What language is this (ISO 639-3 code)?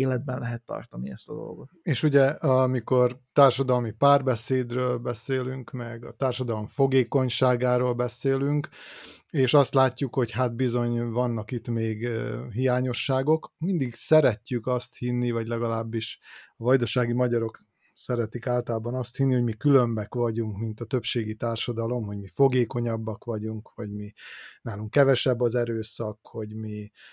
hun